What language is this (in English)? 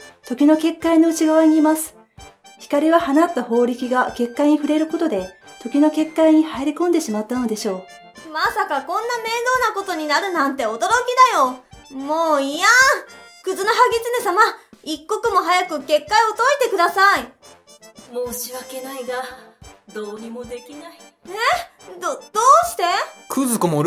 Japanese